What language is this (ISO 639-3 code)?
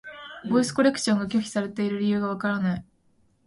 jpn